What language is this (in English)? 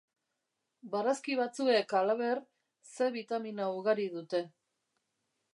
Basque